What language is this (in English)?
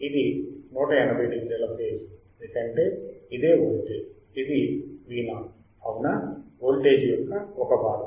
Telugu